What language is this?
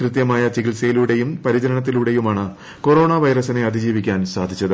Malayalam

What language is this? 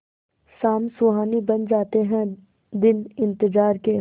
Hindi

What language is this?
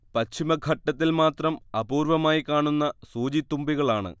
Malayalam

